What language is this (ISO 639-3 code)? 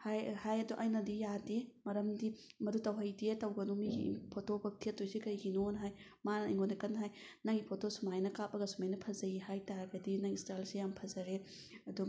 mni